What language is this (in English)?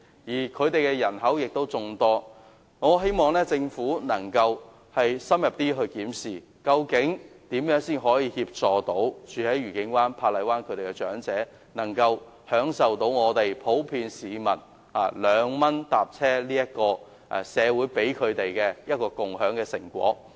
Cantonese